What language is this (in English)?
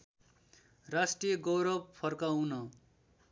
Nepali